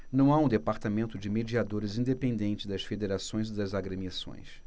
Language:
Portuguese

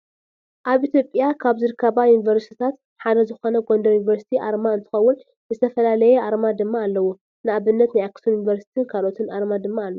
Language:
Tigrinya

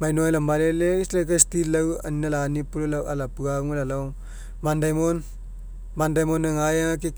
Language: Mekeo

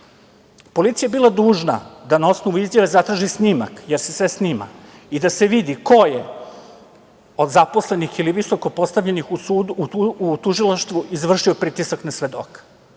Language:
Serbian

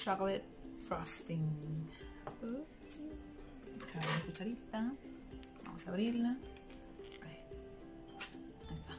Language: Spanish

